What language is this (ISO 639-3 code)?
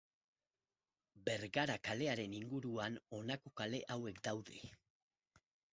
eus